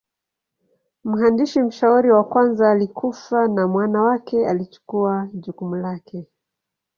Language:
Swahili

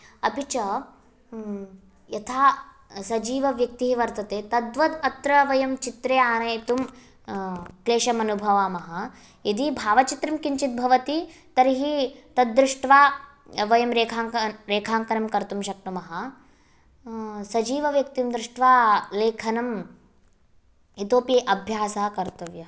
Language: Sanskrit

